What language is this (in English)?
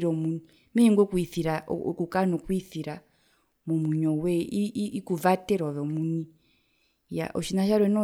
Herero